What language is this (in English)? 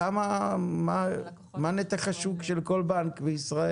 Hebrew